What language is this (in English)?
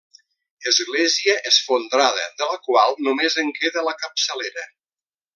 Catalan